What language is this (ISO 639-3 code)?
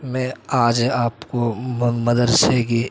urd